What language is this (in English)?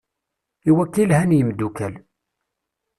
Kabyle